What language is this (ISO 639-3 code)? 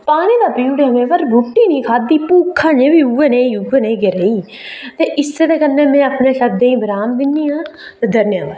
doi